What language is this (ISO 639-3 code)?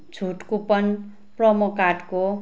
nep